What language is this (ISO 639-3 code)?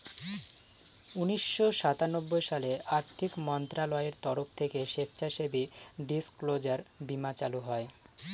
ben